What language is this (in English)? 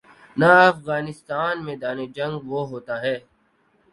Urdu